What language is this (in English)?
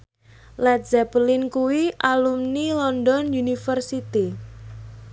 Javanese